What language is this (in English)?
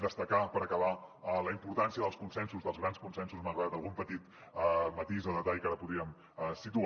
Catalan